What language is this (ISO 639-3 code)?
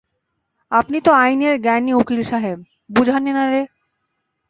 ben